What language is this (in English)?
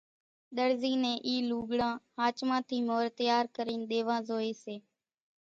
Kachi Koli